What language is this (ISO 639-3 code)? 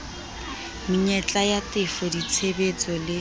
sot